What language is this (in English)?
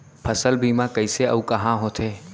Chhattisgarhi